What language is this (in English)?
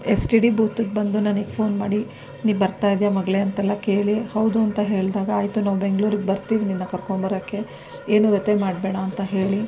Kannada